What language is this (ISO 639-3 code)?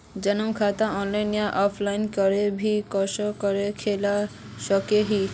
mag